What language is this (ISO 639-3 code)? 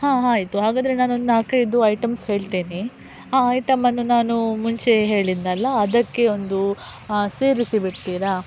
kan